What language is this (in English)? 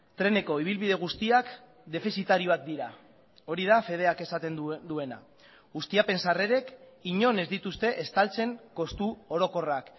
Basque